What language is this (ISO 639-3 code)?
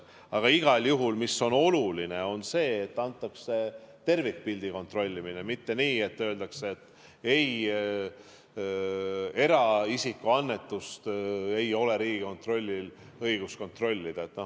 est